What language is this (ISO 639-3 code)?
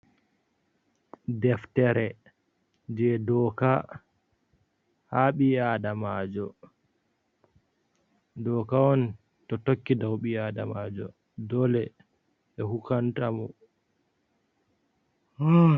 ful